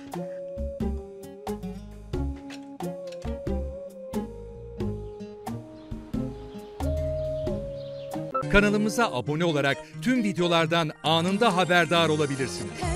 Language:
Turkish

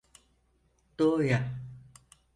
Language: Turkish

